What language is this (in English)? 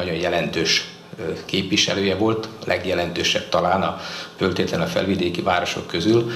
Hungarian